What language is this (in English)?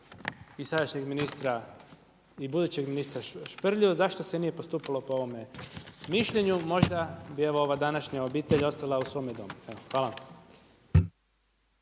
Croatian